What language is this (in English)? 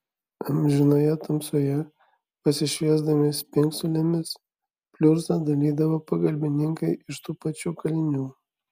Lithuanian